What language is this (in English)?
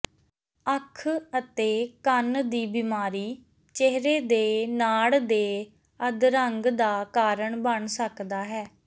Punjabi